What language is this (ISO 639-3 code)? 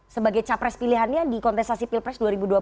ind